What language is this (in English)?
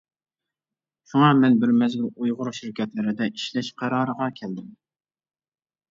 Uyghur